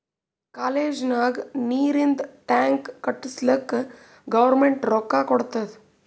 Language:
Kannada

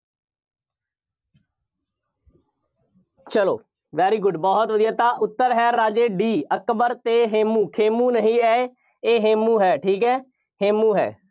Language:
Punjabi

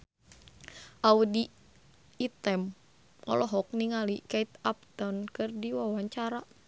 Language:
Sundanese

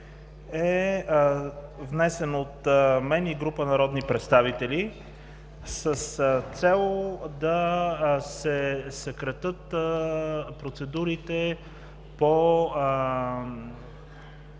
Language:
Bulgarian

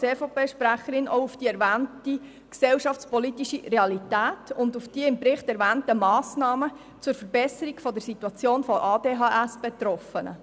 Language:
Swiss German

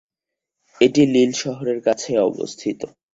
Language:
Bangla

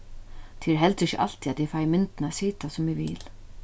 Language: Faroese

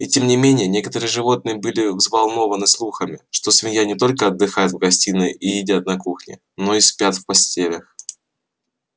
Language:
Russian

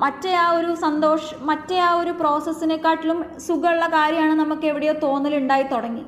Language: Malayalam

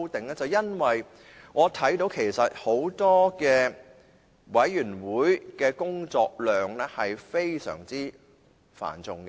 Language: Cantonese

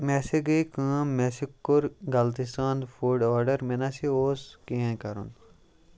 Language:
Kashmiri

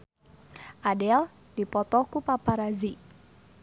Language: Sundanese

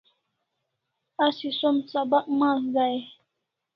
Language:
Kalasha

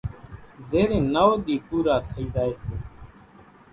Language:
Kachi Koli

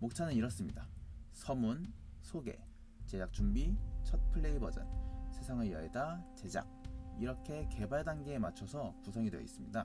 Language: Korean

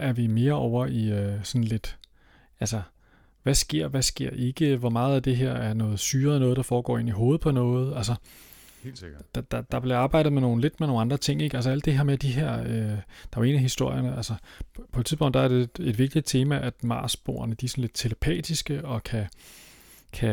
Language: Danish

